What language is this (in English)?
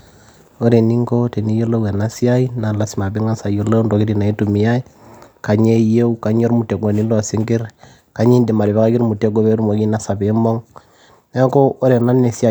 Masai